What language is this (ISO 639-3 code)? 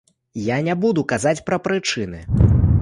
bel